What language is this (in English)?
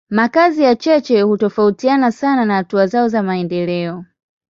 Swahili